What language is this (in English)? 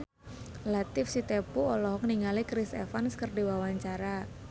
Sundanese